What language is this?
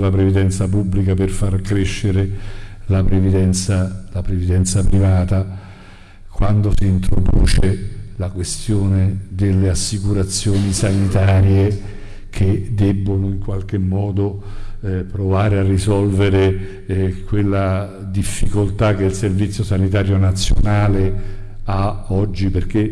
Italian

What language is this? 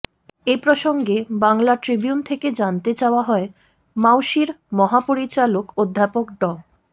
Bangla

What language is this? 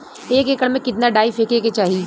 Bhojpuri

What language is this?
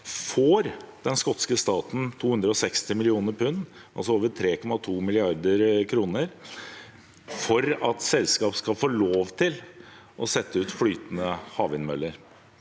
Norwegian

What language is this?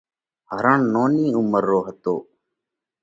Parkari Koli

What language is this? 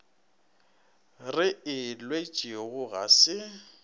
Northern Sotho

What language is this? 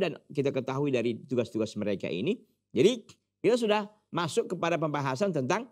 Indonesian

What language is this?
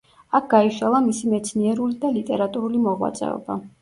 Georgian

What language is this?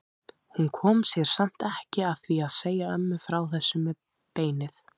Icelandic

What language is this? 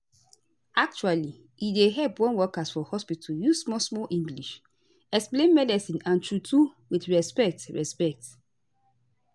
Nigerian Pidgin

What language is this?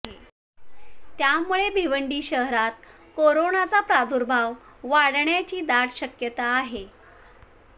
Marathi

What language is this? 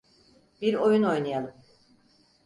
Turkish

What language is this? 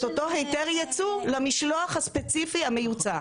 Hebrew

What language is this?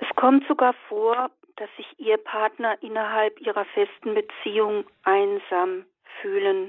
German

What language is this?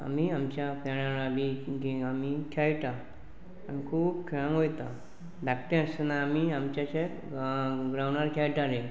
Konkani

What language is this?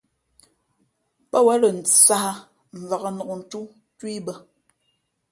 Fe'fe'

